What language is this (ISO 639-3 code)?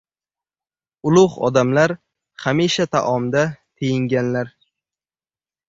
uzb